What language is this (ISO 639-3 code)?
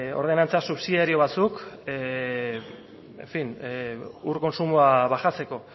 eus